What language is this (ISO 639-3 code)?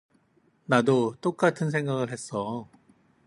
kor